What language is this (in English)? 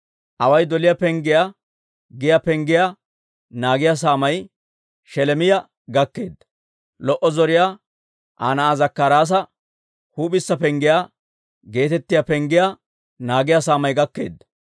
Dawro